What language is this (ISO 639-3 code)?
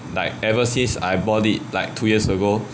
eng